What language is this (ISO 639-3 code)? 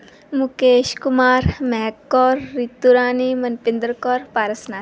pan